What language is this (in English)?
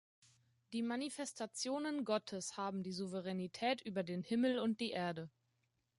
German